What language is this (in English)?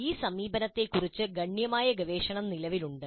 Malayalam